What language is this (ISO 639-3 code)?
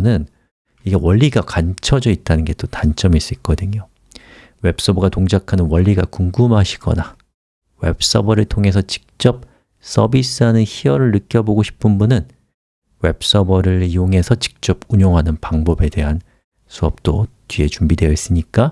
kor